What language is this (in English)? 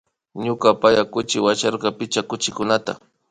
Imbabura Highland Quichua